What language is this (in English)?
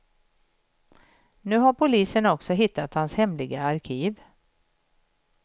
Swedish